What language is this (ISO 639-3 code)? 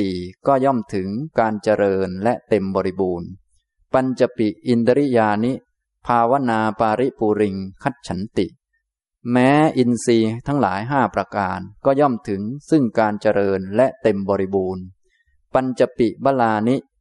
tha